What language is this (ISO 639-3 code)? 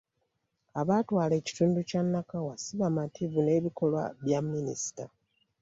lug